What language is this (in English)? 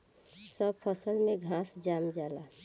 Bhojpuri